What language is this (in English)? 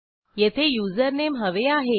Marathi